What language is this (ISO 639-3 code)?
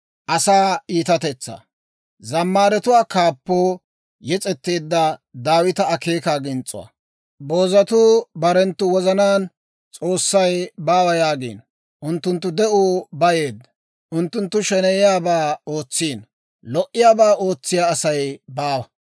dwr